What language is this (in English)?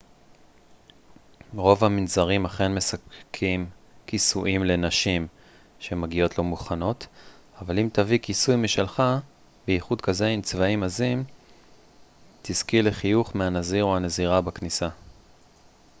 Hebrew